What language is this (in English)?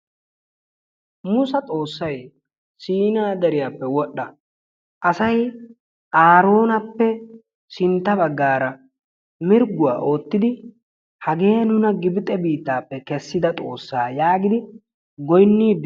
Wolaytta